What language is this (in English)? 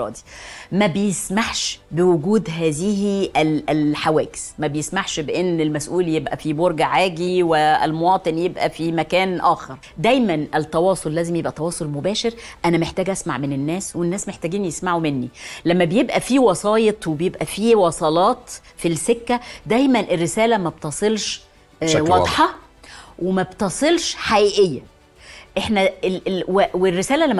Arabic